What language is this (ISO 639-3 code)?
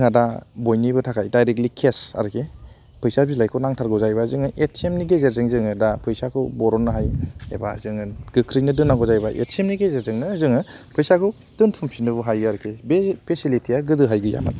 brx